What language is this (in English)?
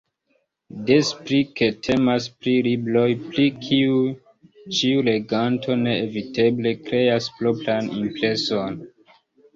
Esperanto